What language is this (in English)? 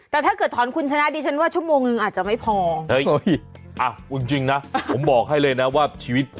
Thai